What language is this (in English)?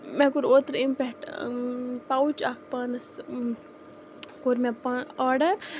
Kashmiri